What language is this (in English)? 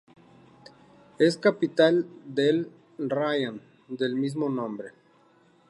Spanish